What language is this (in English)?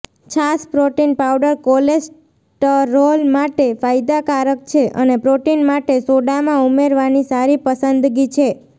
Gujarati